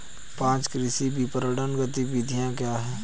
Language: Hindi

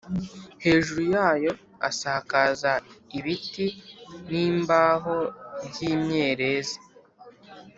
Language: Kinyarwanda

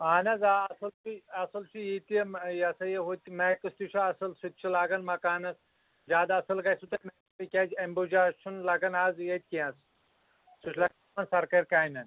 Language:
Kashmiri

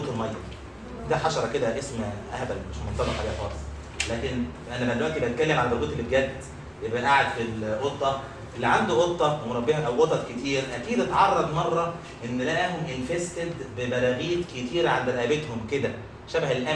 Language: Arabic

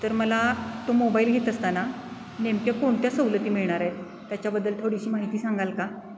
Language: Marathi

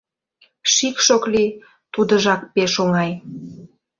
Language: Mari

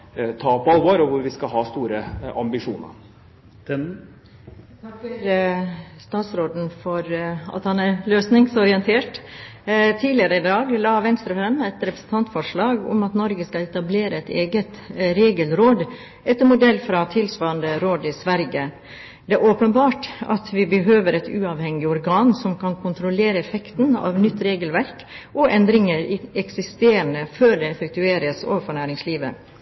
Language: Norwegian Bokmål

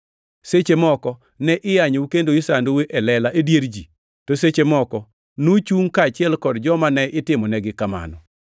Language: Luo (Kenya and Tanzania)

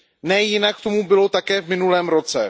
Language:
Czech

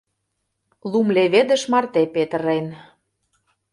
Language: Mari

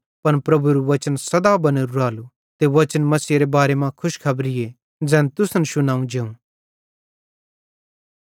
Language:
Bhadrawahi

